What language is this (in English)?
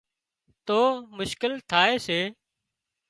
Wadiyara Koli